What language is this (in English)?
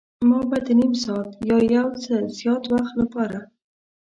Pashto